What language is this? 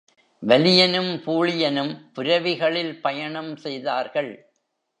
Tamil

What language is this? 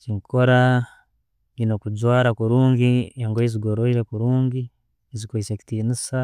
Tooro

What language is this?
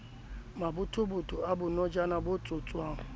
Southern Sotho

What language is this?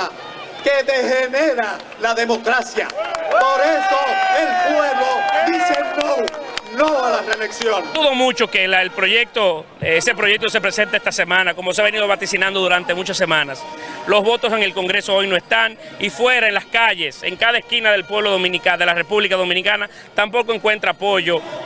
Spanish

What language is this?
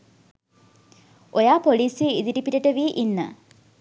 Sinhala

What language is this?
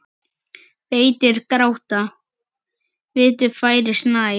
Icelandic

